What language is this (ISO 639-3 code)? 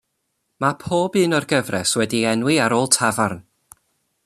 cym